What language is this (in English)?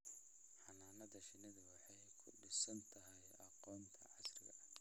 Somali